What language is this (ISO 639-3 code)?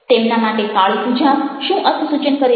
guj